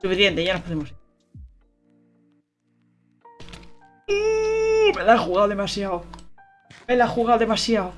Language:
Spanish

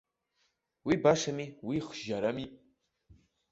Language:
Abkhazian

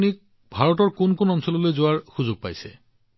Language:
Assamese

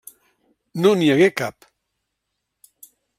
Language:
Catalan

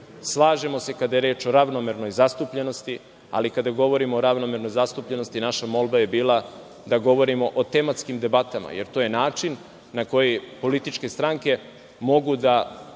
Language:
Serbian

